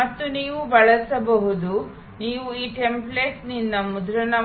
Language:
Kannada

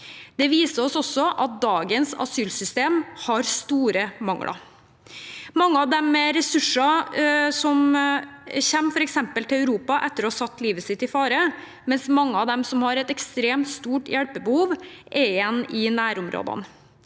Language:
Norwegian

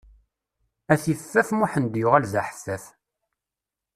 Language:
Kabyle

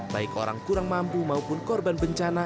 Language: Indonesian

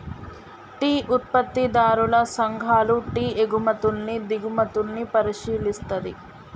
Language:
Telugu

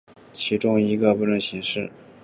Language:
Chinese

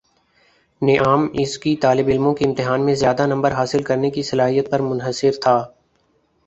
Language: Urdu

